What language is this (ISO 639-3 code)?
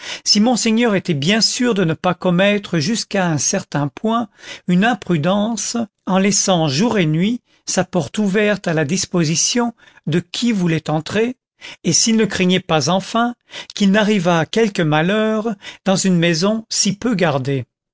fra